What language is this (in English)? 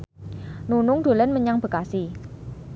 Javanese